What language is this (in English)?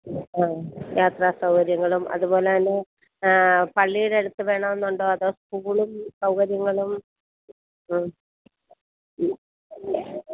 Malayalam